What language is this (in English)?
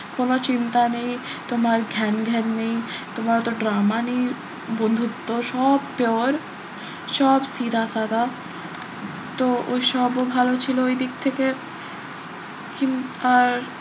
Bangla